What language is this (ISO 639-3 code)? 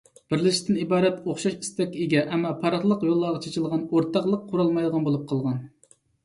uig